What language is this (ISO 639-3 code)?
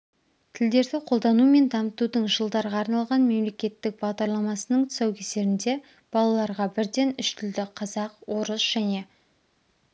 kaz